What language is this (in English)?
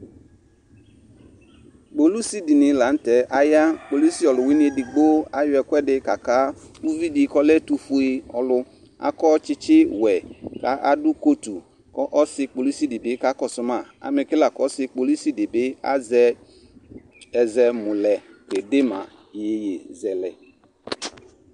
Ikposo